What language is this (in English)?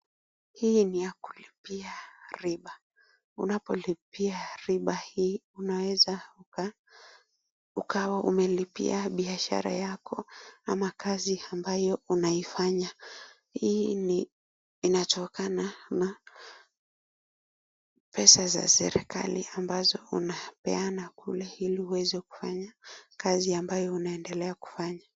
Swahili